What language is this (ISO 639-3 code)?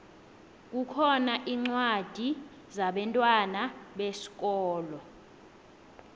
nbl